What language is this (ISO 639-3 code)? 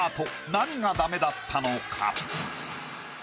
jpn